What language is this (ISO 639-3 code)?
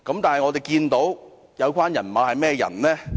yue